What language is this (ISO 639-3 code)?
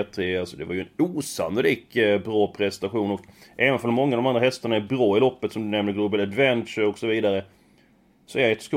swe